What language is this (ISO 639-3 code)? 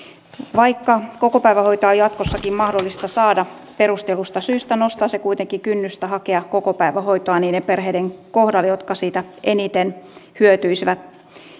fin